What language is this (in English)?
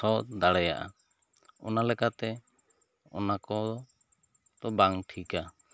Santali